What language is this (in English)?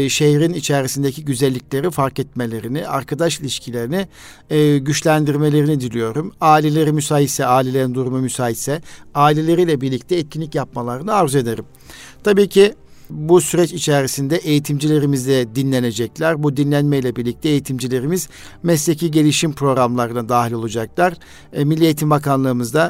Turkish